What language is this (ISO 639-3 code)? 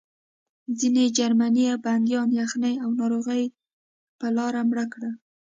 pus